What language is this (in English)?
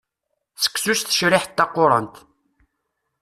Kabyle